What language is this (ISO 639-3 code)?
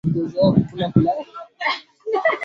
swa